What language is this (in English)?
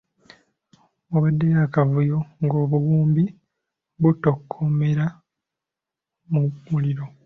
Ganda